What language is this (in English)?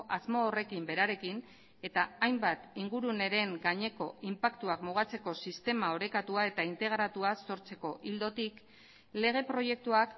Basque